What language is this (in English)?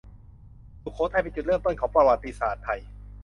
Thai